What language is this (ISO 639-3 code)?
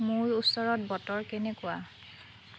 asm